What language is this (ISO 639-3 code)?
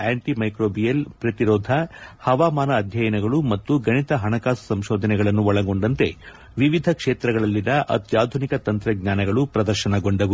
kan